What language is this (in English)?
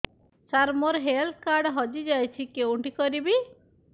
Odia